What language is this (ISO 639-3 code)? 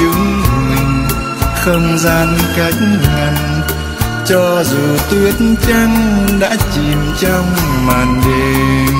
vie